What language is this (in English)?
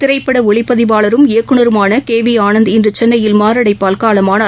Tamil